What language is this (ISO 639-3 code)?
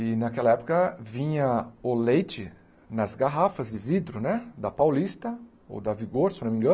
por